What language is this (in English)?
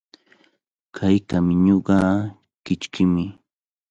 Cajatambo North Lima Quechua